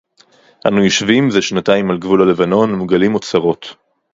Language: Hebrew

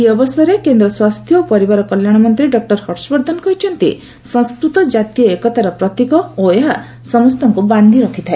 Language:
Odia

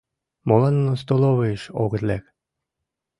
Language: Mari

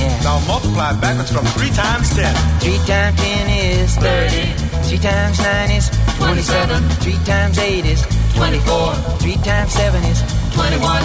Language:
Hungarian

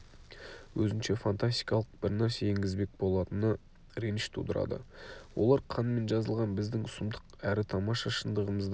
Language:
Kazakh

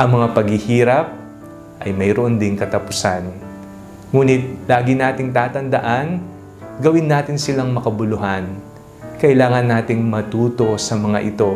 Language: Filipino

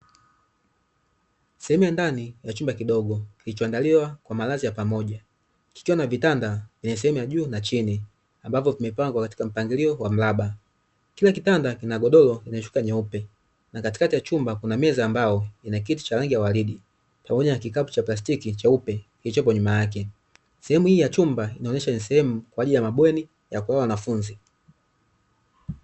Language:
Swahili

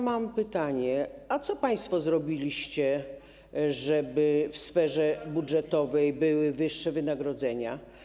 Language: Polish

